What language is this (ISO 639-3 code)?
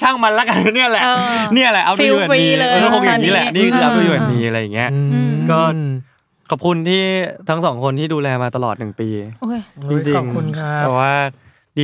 tha